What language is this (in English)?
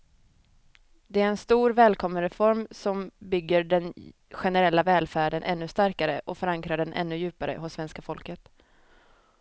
Swedish